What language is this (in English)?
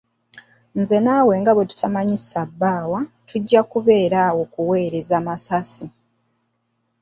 Ganda